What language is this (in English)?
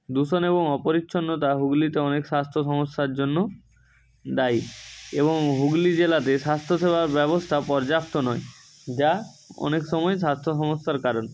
Bangla